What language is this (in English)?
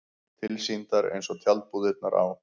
Icelandic